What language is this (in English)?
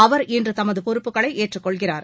Tamil